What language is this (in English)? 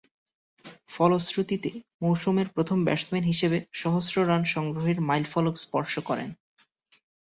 Bangla